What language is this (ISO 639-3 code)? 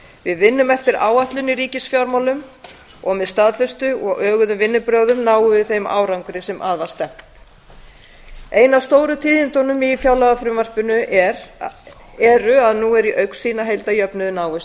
isl